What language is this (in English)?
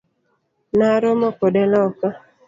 Luo (Kenya and Tanzania)